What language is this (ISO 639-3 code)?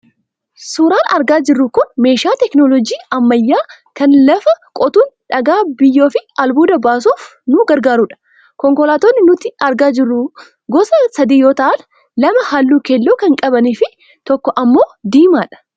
orm